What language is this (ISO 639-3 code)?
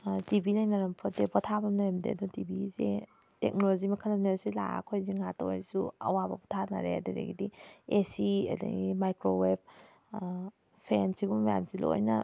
mni